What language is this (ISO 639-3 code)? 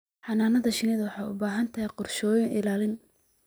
som